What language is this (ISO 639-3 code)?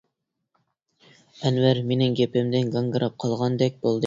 uig